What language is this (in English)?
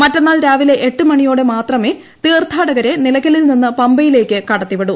Malayalam